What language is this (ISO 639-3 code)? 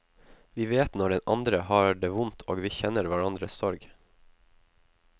nor